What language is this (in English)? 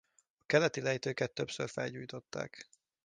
Hungarian